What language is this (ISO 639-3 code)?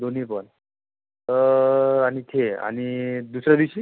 mar